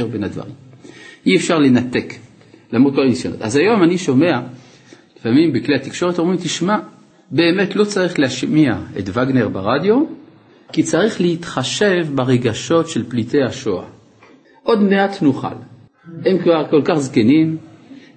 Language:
Hebrew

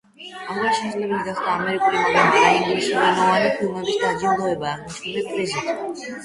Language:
Georgian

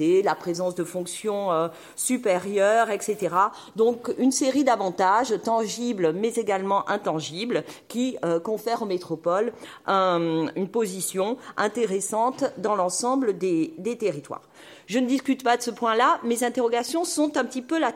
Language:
French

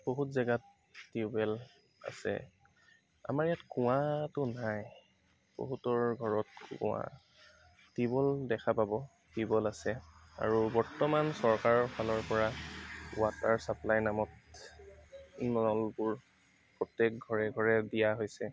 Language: Assamese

